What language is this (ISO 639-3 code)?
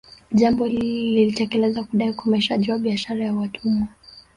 swa